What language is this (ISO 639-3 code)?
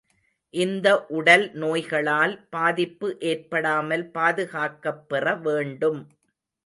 tam